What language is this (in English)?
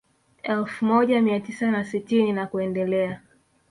Swahili